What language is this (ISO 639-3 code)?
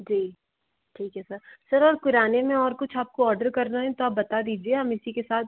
hin